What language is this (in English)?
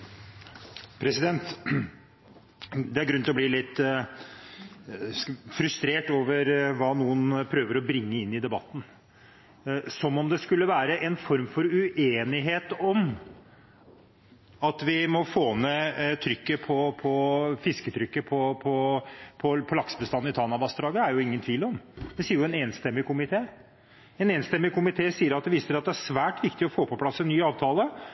Norwegian Bokmål